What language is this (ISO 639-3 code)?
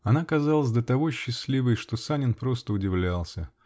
rus